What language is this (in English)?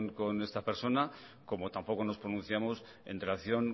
Spanish